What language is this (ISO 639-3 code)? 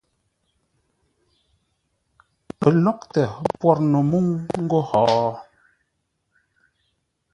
nla